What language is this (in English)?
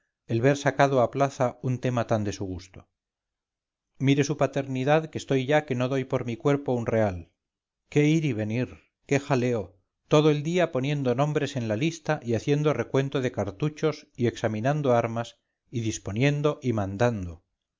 Spanish